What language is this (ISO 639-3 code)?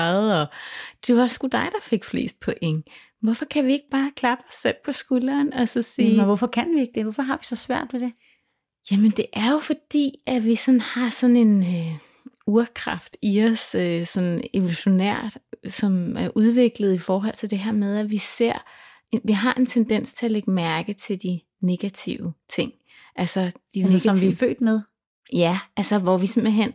dan